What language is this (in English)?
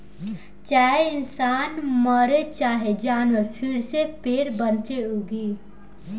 Bhojpuri